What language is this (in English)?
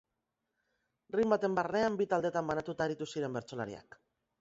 Basque